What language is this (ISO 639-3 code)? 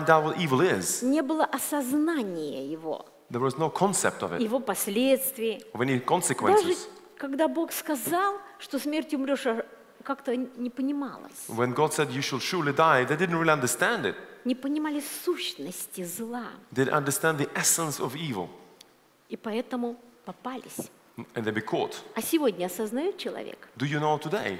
rus